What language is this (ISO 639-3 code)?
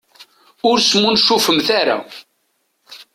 kab